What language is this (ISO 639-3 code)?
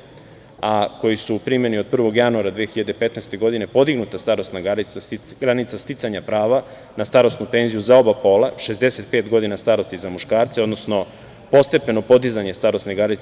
srp